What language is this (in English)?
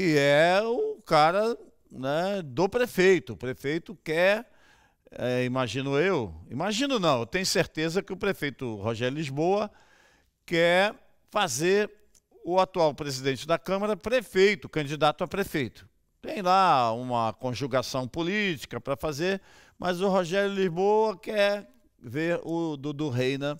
Portuguese